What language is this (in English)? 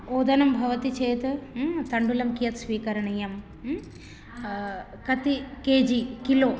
Sanskrit